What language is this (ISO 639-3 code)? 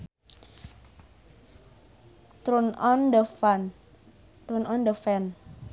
sun